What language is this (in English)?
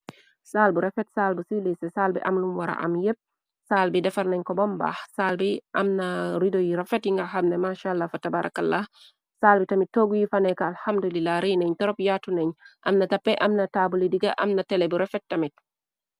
Wolof